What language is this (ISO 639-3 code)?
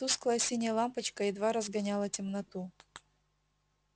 rus